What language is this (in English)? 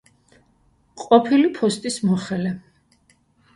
Georgian